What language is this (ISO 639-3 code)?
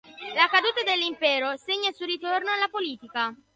ita